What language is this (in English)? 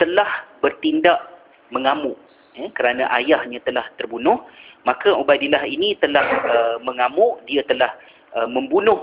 Malay